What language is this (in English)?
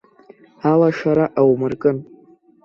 Abkhazian